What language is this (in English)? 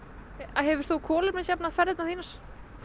Icelandic